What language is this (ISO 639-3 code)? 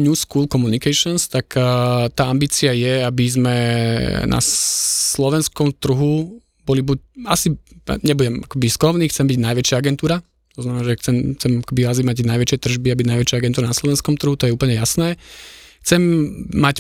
slk